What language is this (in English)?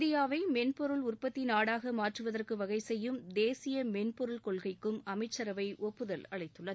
Tamil